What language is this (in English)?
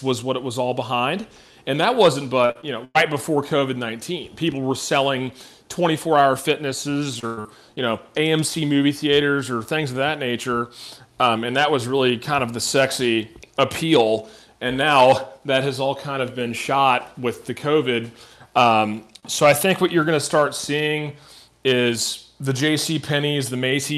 English